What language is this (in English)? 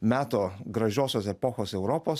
Lithuanian